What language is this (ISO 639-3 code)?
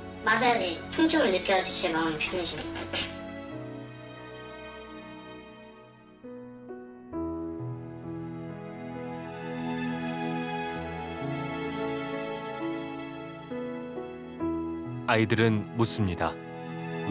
kor